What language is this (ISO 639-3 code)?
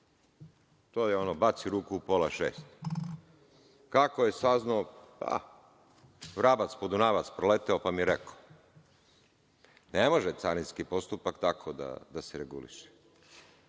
srp